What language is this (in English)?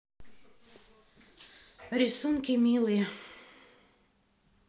Russian